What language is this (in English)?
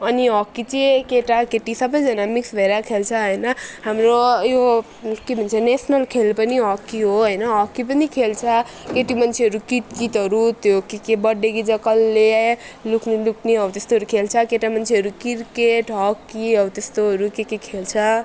Nepali